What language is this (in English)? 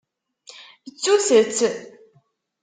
Kabyle